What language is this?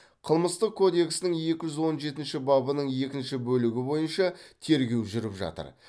Kazakh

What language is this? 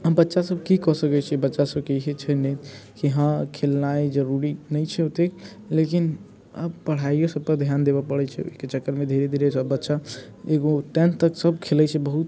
Maithili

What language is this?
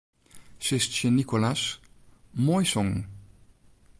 Western Frisian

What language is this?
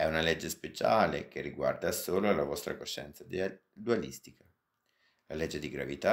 Italian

